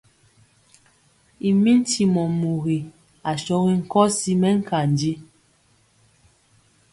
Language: Mpiemo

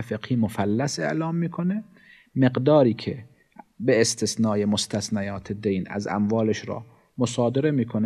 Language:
Persian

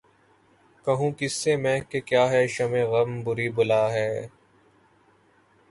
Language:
Urdu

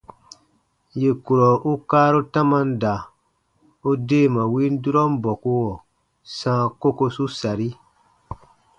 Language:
Baatonum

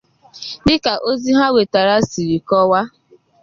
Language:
Igbo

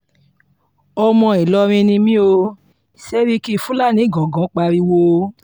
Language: Yoruba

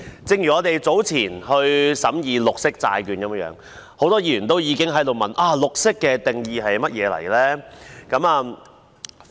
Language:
Cantonese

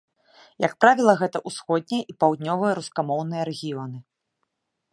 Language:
Belarusian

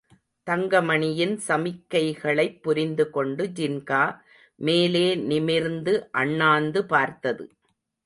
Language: Tamil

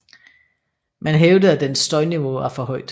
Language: Danish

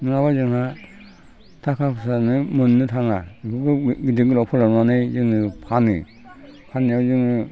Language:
Bodo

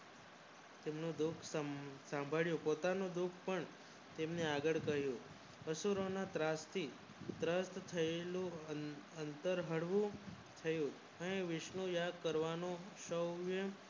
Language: Gujarati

